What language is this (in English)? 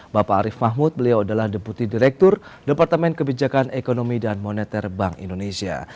Indonesian